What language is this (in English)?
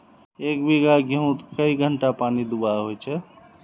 Magahi